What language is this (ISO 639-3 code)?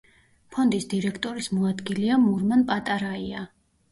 kat